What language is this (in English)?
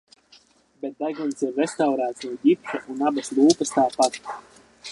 Latvian